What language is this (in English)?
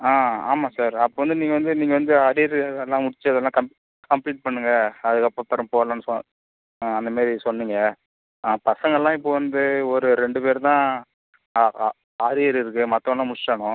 Tamil